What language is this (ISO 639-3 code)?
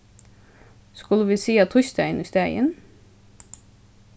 fao